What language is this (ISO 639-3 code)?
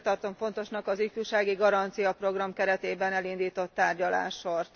hun